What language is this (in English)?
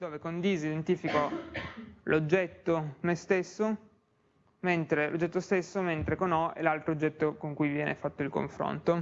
Italian